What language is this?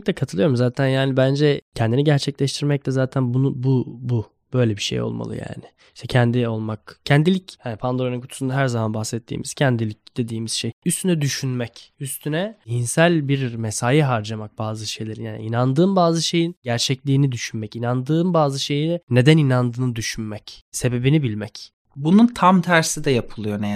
Turkish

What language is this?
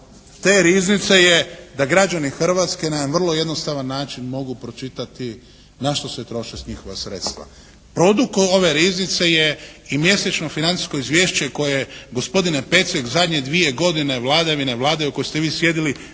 Croatian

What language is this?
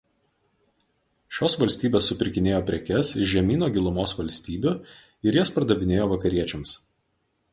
Lithuanian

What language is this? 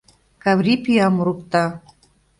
Mari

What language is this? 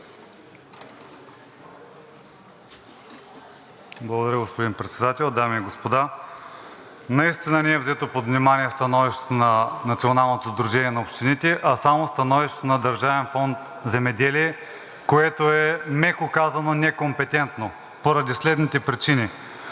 Bulgarian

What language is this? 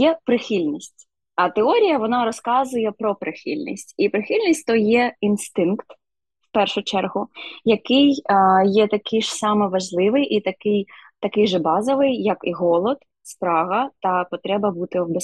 Ukrainian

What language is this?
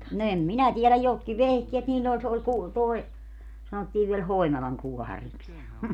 Finnish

